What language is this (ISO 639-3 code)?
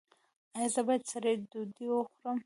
pus